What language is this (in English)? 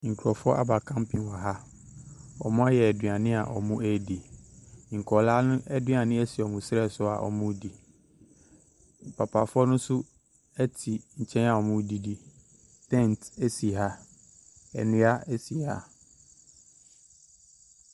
Akan